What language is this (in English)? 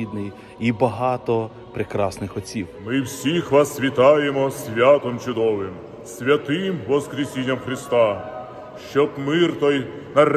Ukrainian